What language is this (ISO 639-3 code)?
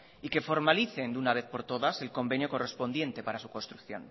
spa